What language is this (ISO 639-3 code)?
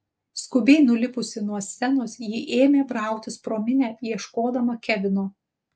lit